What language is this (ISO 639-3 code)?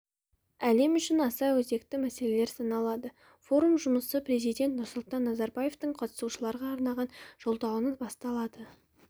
kaz